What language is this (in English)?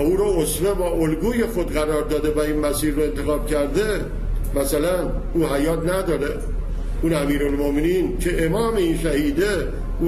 Persian